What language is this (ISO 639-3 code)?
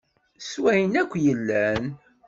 kab